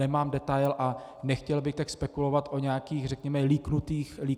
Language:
Czech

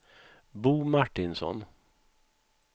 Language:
Swedish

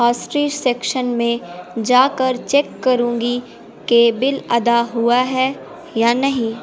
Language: Urdu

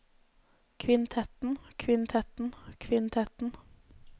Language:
Norwegian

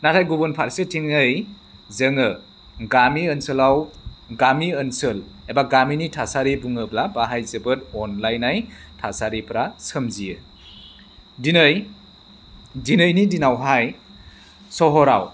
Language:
Bodo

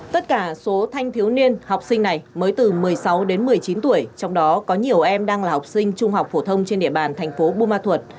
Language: Vietnamese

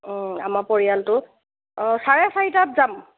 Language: Assamese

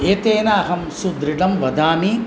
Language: Sanskrit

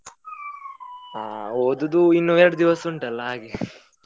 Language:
Kannada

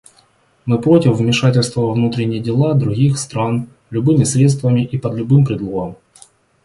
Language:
Russian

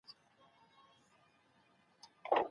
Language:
Pashto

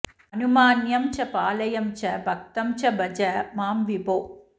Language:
Sanskrit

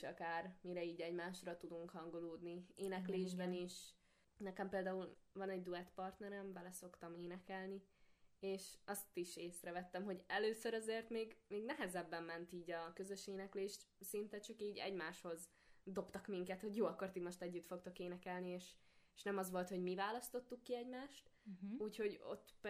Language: Hungarian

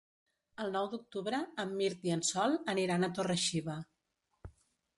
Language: Catalan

